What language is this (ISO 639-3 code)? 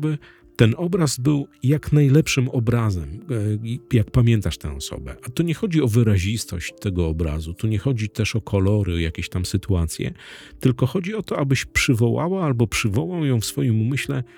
pol